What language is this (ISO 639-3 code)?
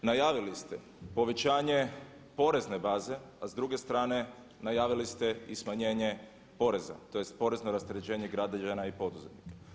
hrv